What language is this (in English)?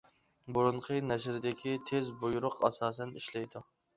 Uyghur